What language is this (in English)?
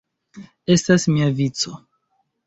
Esperanto